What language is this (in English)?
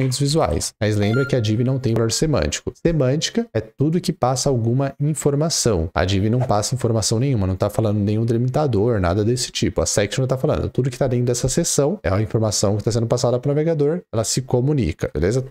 Portuguese